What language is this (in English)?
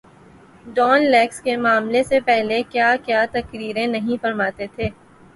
Urdu